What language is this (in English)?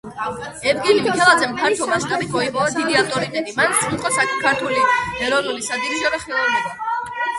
Georgian